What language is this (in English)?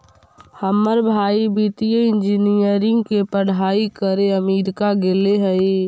Magahi